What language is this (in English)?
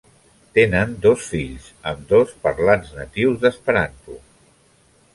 Catalan